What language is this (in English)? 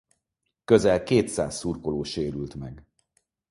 Hungarian